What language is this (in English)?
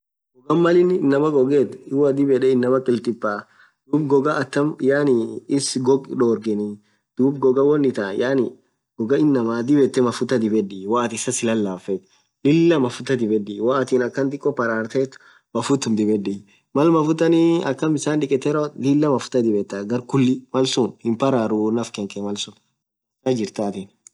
Orma